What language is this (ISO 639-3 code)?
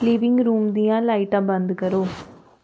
doi